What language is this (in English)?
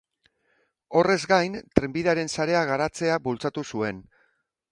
Basque